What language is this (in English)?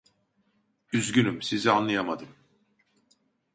Turkish